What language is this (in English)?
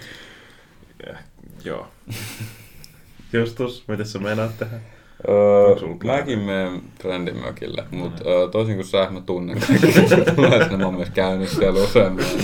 Finnish